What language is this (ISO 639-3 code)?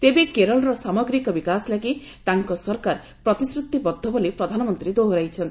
ori